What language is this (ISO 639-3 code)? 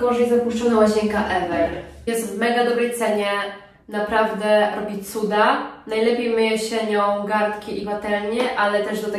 pol